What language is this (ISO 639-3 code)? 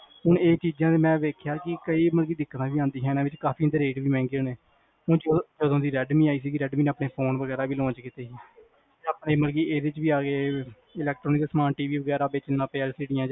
pan